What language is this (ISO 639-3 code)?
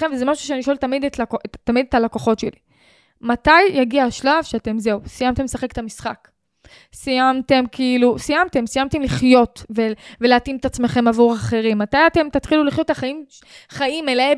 heb